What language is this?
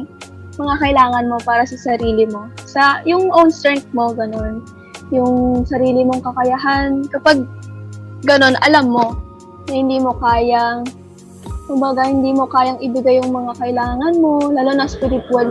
Filipino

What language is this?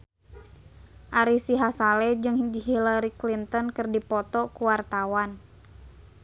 Sundanese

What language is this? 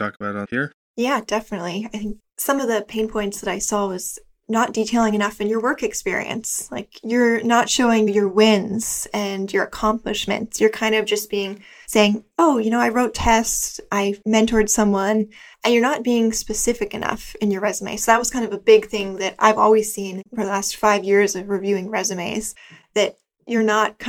English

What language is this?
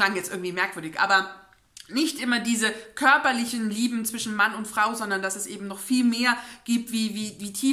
German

